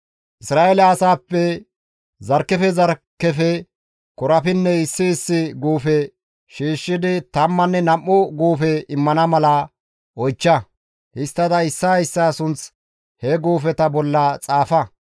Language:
Gamo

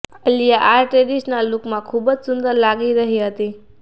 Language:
Gujarati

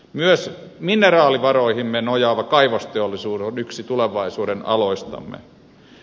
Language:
Finnish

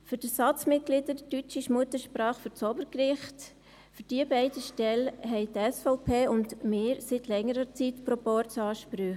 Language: Swiss German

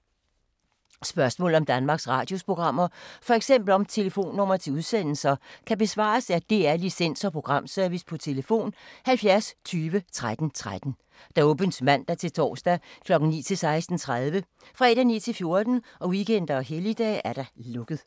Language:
Danish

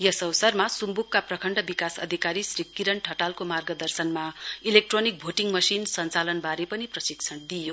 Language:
Nepali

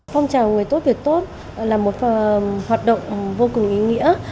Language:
Vietnamese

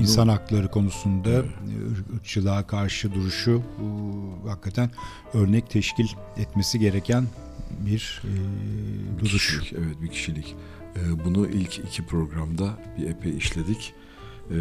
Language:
Turkish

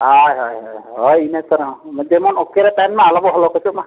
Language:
Santali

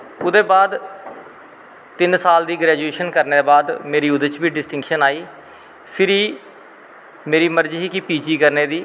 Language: Dogri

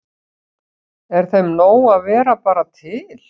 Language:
Icelandic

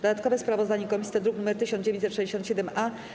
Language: Polish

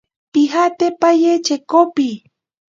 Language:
Ashéninka Perené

